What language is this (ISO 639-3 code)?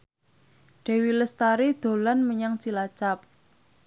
jav